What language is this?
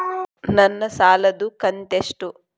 Kannada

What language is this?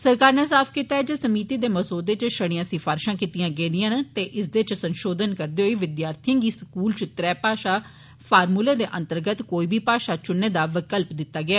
Dogri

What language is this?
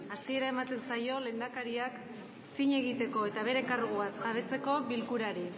Basque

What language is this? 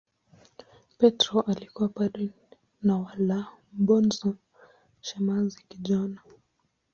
Swahili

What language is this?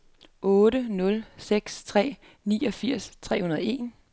Danish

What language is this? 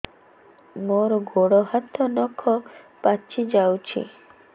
Odia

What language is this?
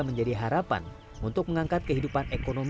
Indonesian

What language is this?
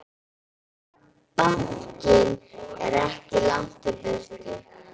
Icelandic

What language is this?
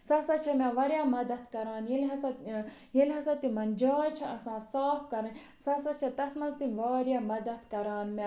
Kashmiri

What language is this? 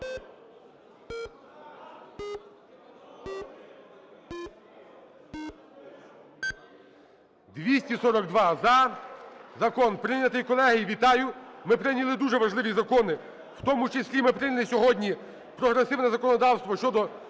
Ukrainian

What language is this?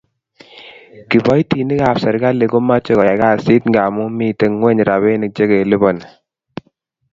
Kalenjin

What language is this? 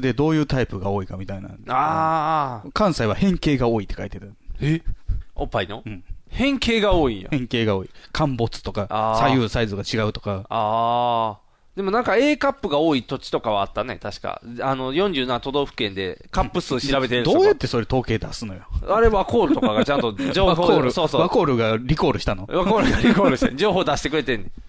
Japanese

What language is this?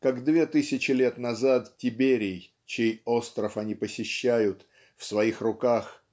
Russian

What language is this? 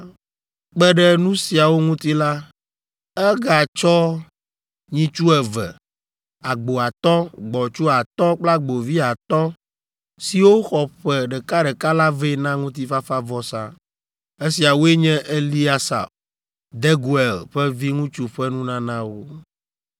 Ewe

